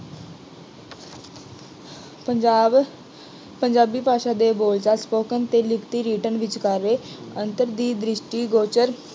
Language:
Punjabi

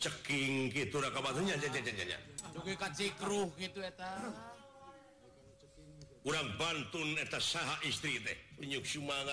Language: Indonesian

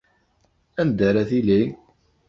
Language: Kabyle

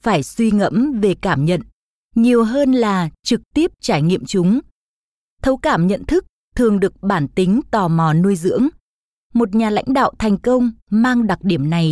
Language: Vietnamese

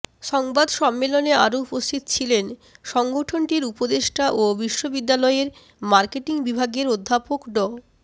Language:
Bangla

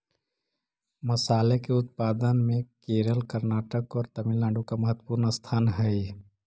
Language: Magahi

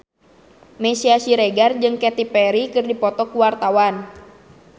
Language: Sundanese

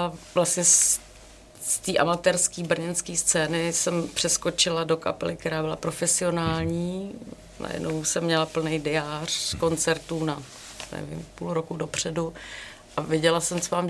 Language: Czech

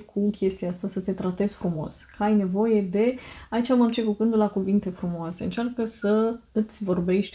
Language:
Romanian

